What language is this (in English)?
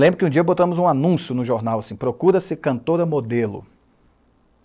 Portuguese